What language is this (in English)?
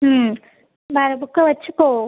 Tamil